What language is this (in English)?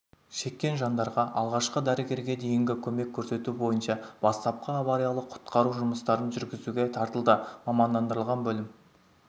Kazakh